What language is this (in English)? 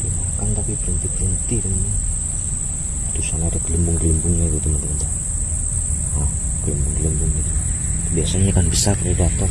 Indonesian